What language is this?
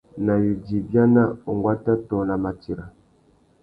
Tuki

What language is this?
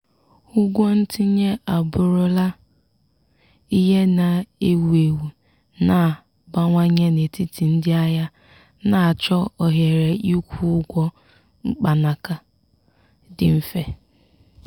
Igbo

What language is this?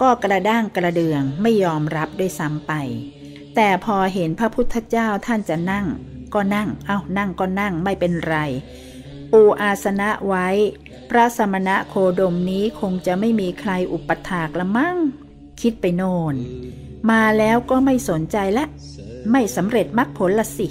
Thai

